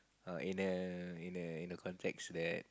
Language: English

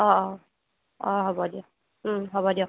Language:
Assamese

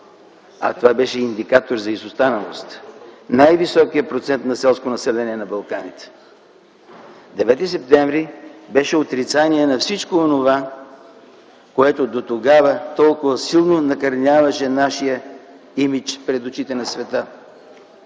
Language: Bulgarian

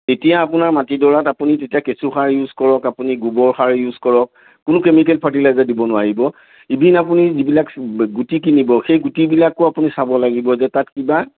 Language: Assamese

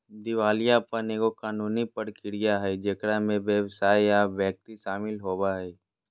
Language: Magahi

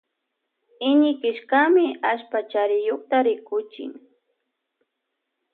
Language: Loja Highland Quichua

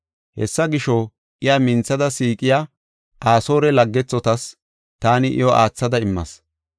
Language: Gofa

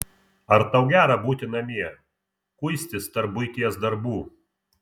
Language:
Lithuanian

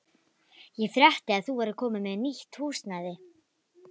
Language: Icelandic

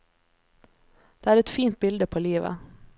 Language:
Norwegian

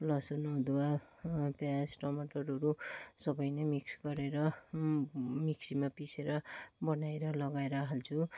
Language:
Nepali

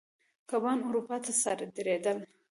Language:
Pashto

